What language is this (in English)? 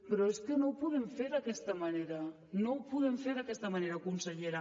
Catalan